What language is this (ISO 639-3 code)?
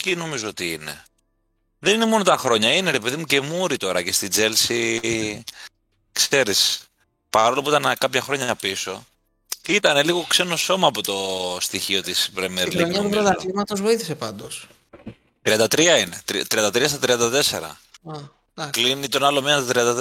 ell